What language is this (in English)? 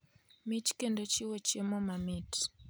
Luo (Kenya and Tanzania)